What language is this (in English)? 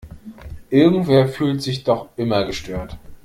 German